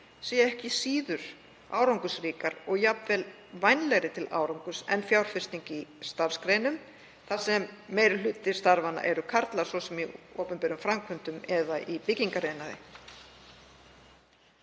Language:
Icelandic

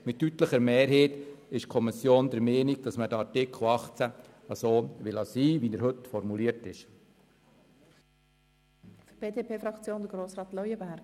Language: Swiss German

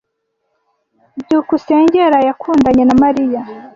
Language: Kinyarwanda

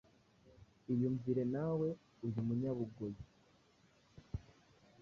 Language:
Kinyarwanda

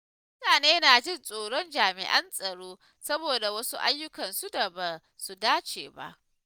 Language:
Hausa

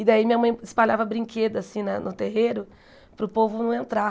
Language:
Portuguese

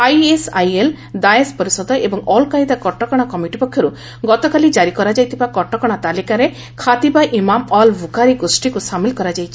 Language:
Odia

